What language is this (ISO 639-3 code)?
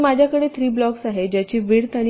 mar